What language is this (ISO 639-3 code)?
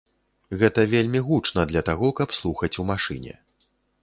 bel